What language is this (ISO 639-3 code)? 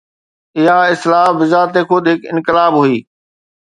snd